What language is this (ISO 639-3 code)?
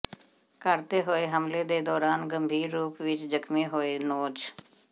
pan